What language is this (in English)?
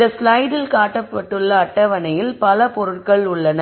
Tamil